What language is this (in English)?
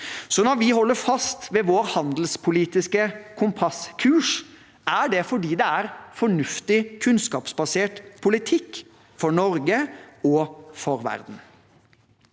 Norwegian